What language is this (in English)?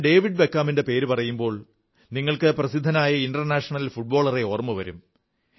Malayalam